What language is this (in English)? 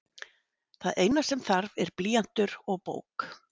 Icelandic